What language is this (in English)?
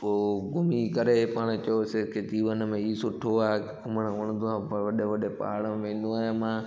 Sindhi